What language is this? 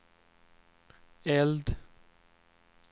Swedish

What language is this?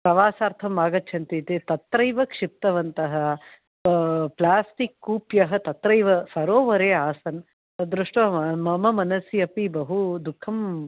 Sanskrit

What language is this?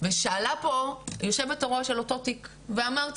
Hebrew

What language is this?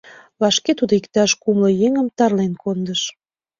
Mari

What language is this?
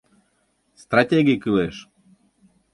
Mari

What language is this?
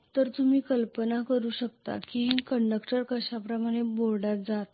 Marathi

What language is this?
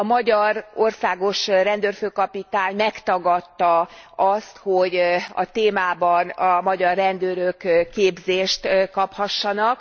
Hungarian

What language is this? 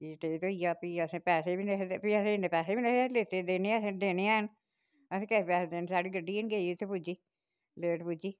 Dogri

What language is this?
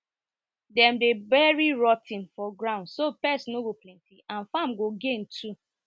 Nigerian Pidgin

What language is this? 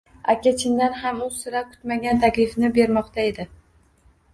Uzbek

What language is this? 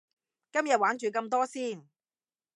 Cantonese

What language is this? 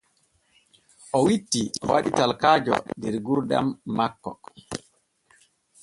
Borgu Fulfulde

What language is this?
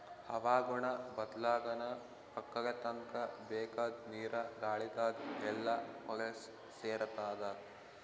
Kannada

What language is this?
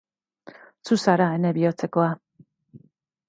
Basque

